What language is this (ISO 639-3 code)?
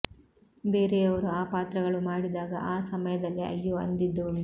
kan